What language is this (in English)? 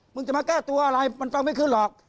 Thai